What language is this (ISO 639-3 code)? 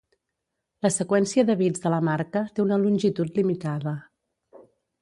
cat